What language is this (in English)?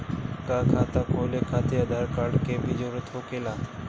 Bhojpuri